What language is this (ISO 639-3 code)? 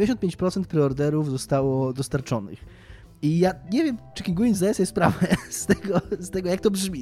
pol